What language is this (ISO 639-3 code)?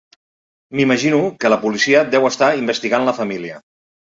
cat